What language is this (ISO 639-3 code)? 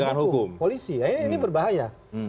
ind